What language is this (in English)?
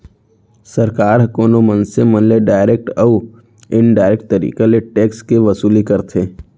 Chhattisgarhi